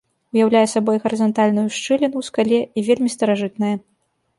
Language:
Belarusian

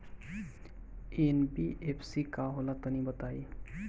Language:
Bhojpuri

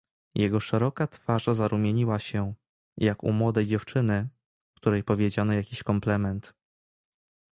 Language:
Polish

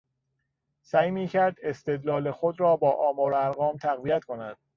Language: Persian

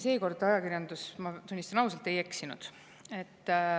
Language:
Estonian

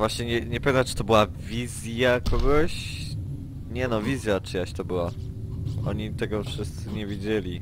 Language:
Polish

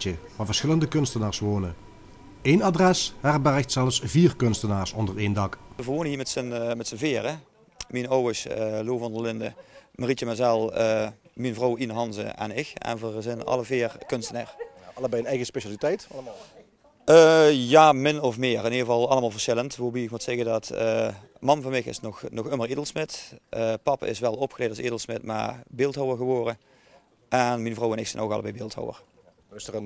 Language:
Dutch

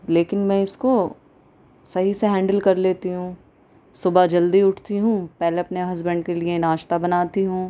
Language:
Urdu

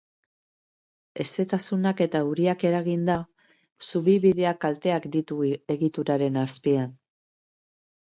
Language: Basque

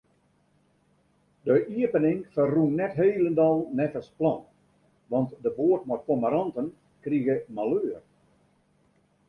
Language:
Western Frisian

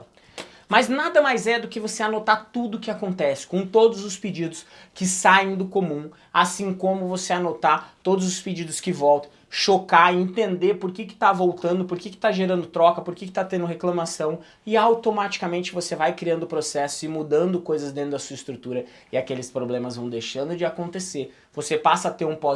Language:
Portuguese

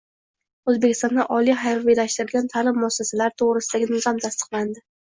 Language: Uzbek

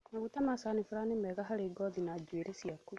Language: Kikuyu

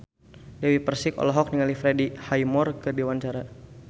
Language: Sundanese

